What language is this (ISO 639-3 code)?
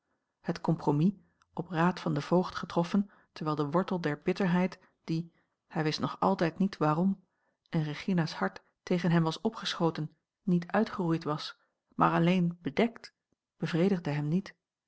nld